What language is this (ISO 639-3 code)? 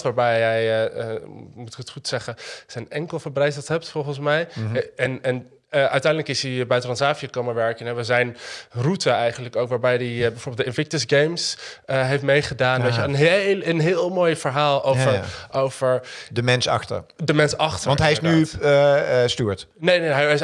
nld